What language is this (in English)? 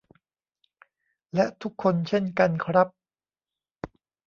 Thai